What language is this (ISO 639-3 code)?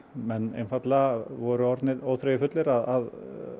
isl